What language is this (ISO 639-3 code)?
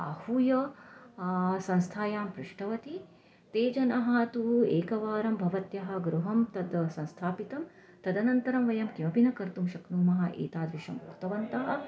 san